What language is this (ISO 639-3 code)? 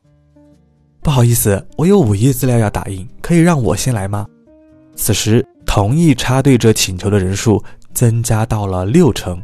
zho